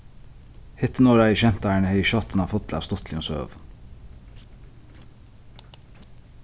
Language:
Faroese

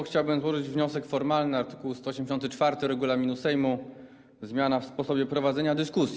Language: Polish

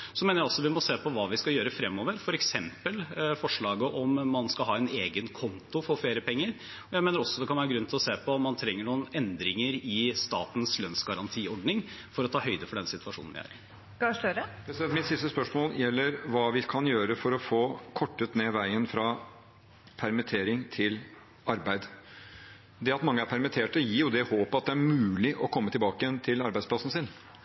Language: Norwegian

